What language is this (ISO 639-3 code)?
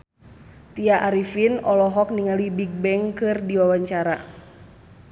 sun